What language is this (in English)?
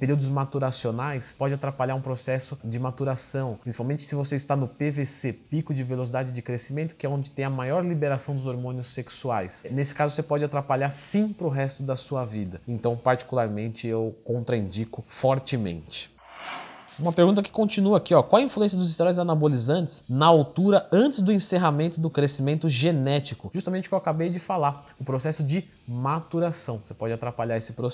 Portuguese